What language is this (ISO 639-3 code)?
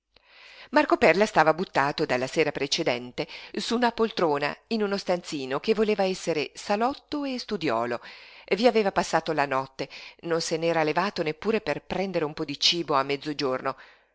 ita